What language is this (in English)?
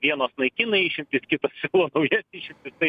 Lithuanian